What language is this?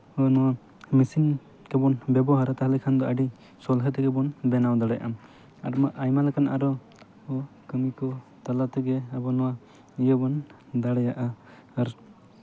Santali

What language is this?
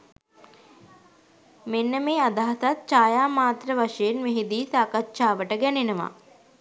Sinhala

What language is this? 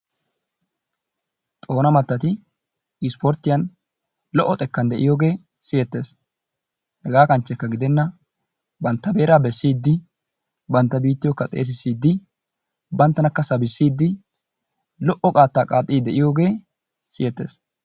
Wolaytta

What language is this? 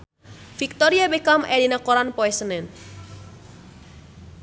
Sundanese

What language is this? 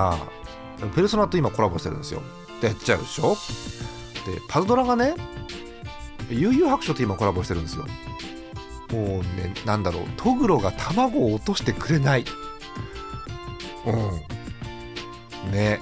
Japanese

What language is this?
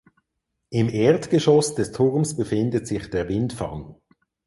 German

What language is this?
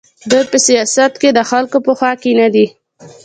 Pashto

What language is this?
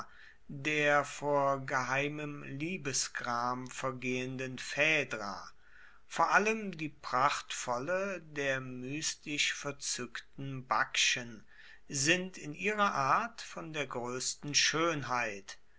German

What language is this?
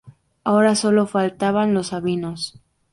Spanish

